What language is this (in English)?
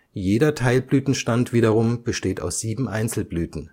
German